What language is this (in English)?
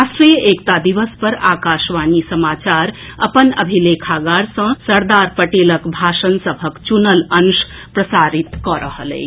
Maithili